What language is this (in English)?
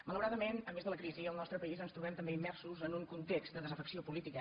Catalan